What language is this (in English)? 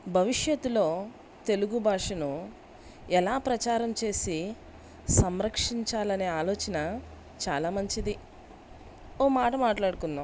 Telugu